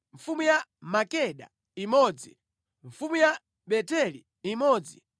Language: Nyanja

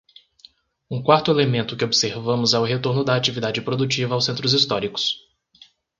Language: Portuguese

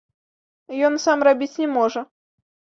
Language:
Belarusian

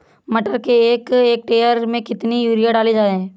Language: Hindi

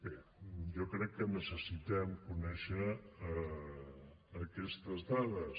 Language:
Catalan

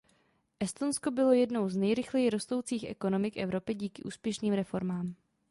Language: Czech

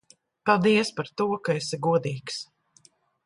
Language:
Latvian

